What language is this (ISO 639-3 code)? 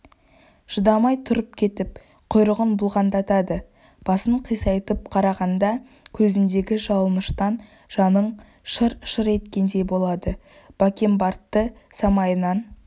kaz